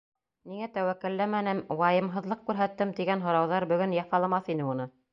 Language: Bashkir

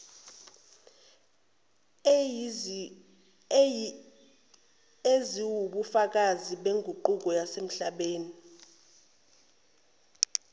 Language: Zulu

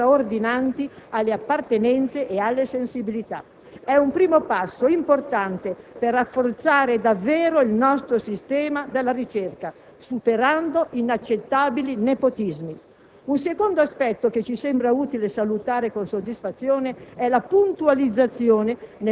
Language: Italian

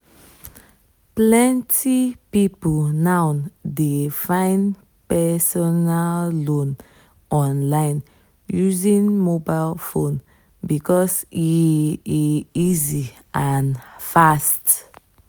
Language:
Nigerian Pidgin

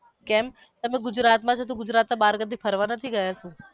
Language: Gujarati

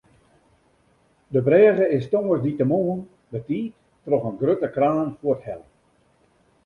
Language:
Western Frisian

